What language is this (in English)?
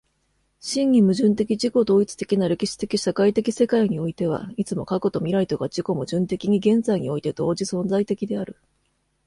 Japanese